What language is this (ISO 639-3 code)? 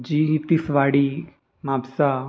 kok